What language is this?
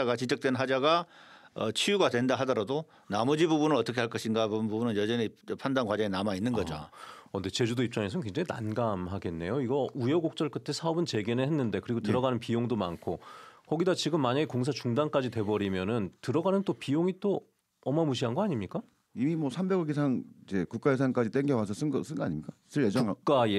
Korean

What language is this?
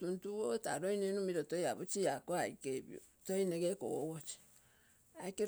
Terei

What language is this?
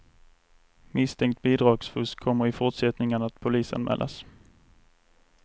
Swedish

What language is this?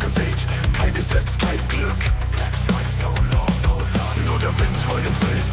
German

